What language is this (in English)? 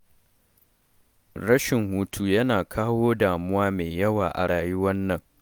Hausa